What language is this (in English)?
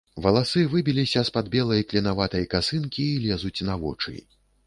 Belarusian